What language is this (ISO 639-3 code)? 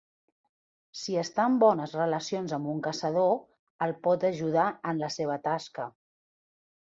cat